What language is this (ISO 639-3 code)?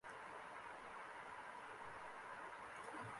zho